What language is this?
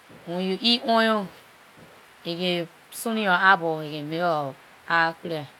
Liberian English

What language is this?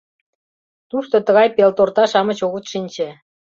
Mari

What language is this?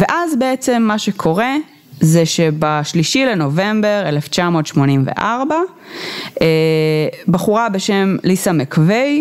Hebrew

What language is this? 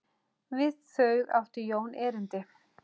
Icelandic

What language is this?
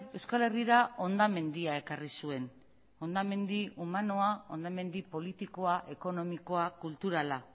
Basque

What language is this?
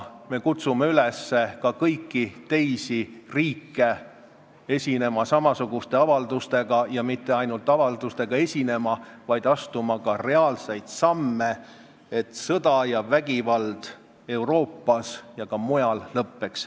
Estonian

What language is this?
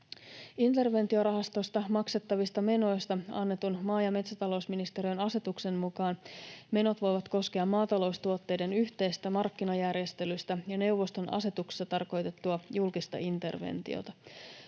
Finnish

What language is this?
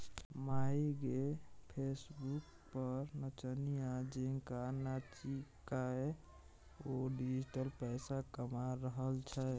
Maithili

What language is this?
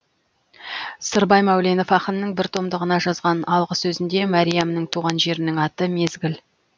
Kazakh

